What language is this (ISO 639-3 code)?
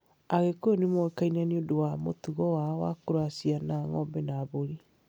kik